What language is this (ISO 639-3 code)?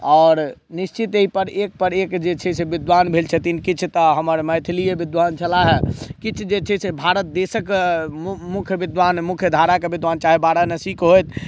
mai